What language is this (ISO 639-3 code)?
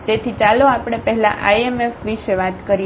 guj